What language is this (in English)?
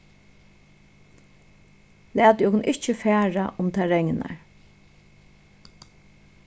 Faroese